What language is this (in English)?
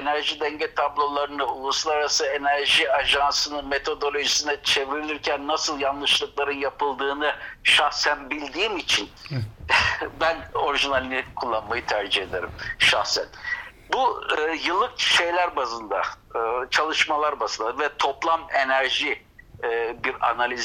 Turkish